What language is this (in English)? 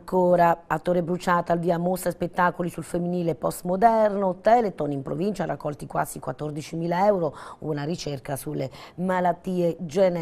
Italian